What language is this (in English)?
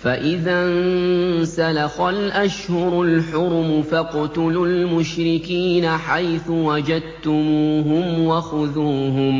Arabic